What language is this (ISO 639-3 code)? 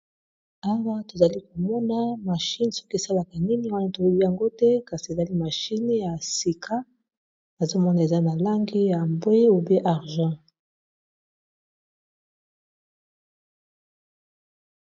lin